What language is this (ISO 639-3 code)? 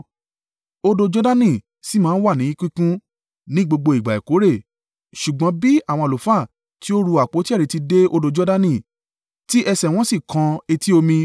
yor